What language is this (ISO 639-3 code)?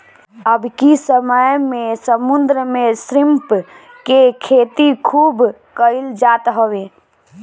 bho